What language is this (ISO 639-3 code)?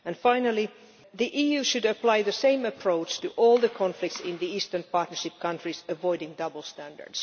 eng